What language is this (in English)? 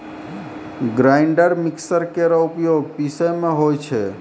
Maithili